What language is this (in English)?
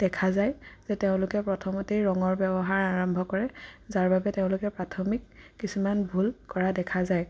Assamese